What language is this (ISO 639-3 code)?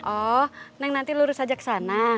ind